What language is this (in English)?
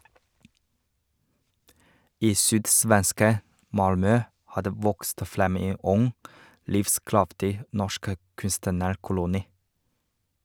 Norwegian